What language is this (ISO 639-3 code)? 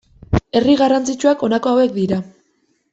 eus